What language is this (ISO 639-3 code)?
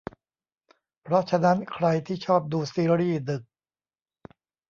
tha